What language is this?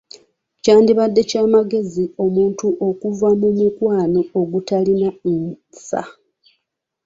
Ganda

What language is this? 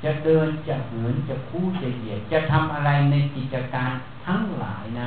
Thai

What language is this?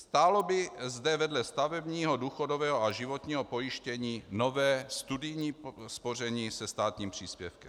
Czech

